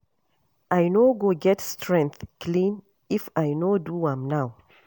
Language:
Nigerian Pidgin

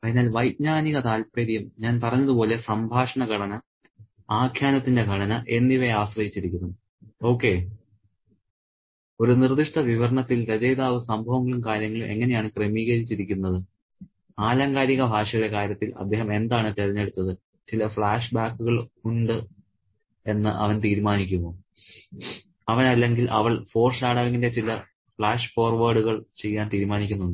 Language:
Malayalam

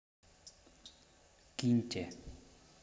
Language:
Russian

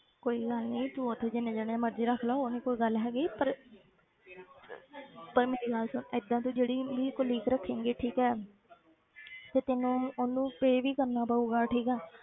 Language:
Punjabi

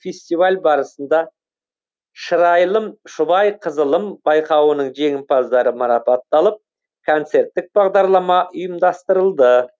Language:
Kazakh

